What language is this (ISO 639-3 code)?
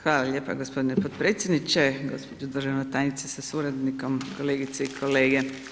hrv